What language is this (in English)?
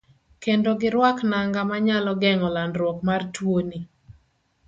Luo (Kenya and Tanzania)